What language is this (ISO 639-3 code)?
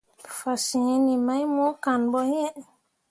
mua